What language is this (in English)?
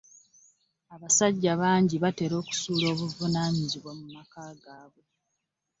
Ganda